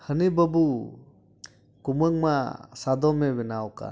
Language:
Santali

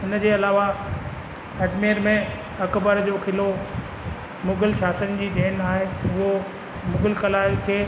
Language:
Sindhi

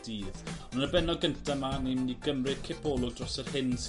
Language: Welsh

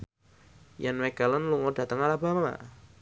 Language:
Javanese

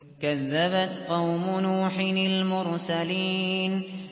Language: Arabic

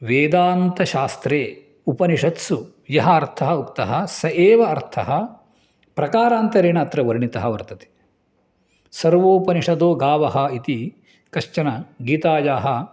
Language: Sanskrit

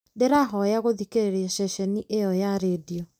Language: Kikuyu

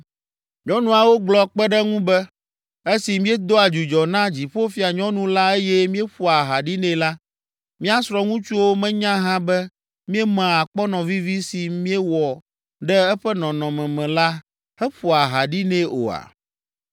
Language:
Ewe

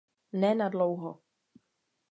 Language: Czech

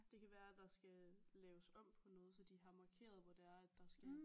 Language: Danish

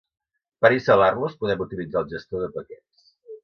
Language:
Catalan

